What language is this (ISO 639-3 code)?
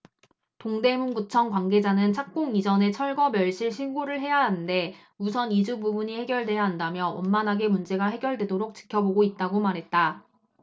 kor